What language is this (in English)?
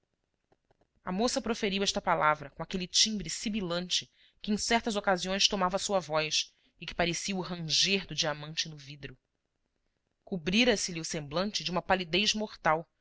Portuguese